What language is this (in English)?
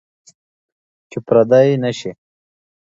Pashto